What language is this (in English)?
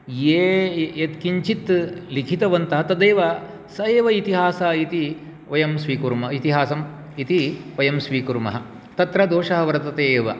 Sanskrit